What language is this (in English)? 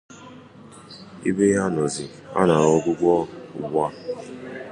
Igbo